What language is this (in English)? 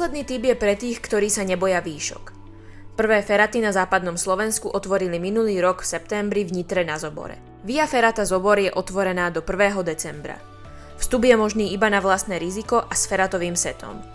Slovak